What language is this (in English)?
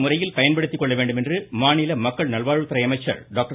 Tamil